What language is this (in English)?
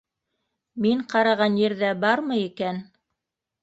Bashkir